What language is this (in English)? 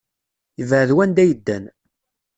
Kabyle